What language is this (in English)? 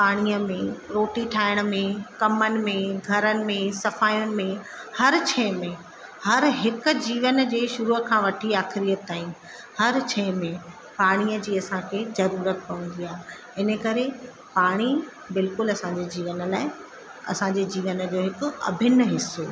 Sindhi